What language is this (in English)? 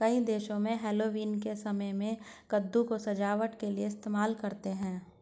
Hindi